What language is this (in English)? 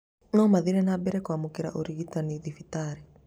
Kikuyu